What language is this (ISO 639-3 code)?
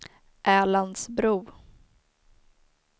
swe